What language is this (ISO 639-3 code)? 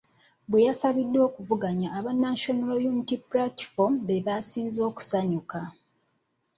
lug